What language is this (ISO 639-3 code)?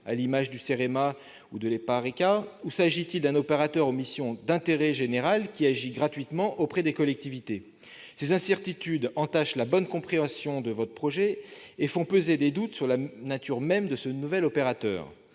fra